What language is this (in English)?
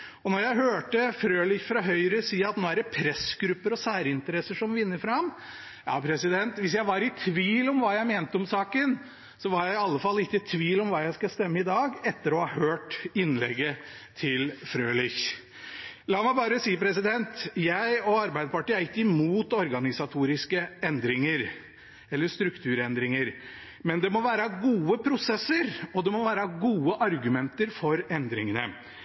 Norwegian Bokmål